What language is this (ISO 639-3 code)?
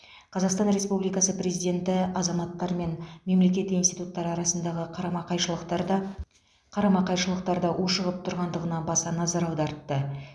kaz